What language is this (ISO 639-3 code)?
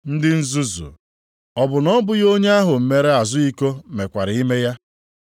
ibo